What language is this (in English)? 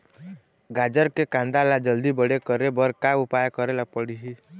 Chhattisgarhi